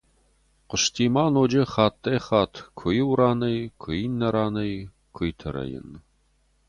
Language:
Ossetic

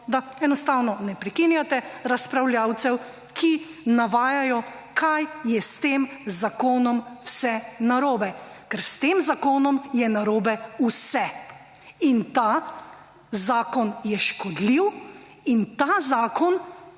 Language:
Slovenian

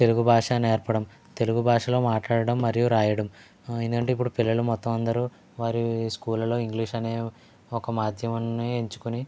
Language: Telugu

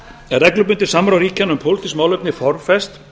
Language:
Icelandic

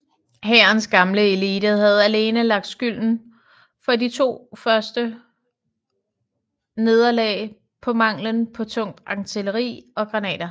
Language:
Danish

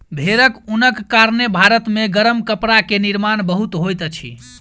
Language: Maithili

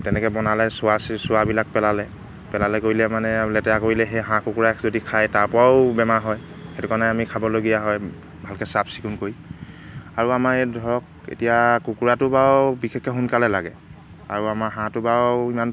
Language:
Assamese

